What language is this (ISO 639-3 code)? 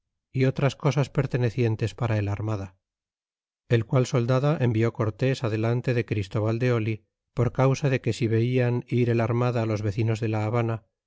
spa